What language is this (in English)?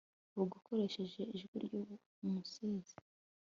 Kinyarwanda